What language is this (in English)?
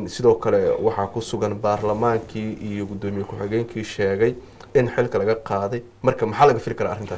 Arabic